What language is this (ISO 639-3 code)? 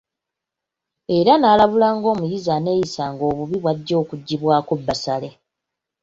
lug